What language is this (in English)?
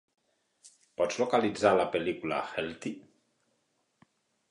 Catalan